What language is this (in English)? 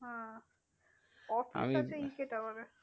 Bangla